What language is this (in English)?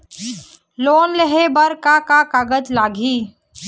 Chhattisgarhi